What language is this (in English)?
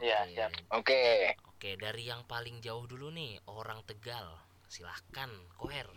Indonesian